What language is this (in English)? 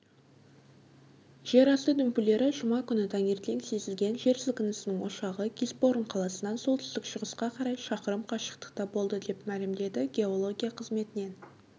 Kazakh